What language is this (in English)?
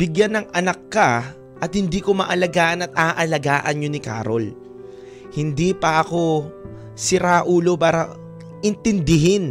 Filipino